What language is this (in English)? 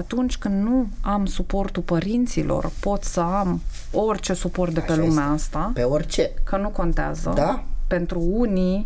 Romanian